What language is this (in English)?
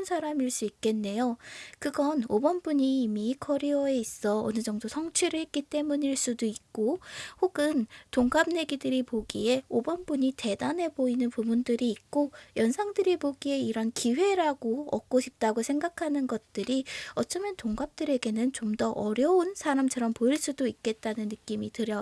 Korean